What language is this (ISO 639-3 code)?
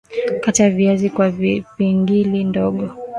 swa